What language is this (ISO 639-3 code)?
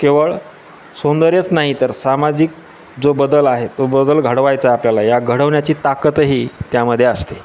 mar